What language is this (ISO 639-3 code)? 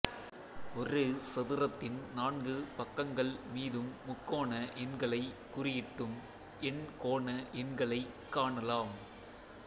tam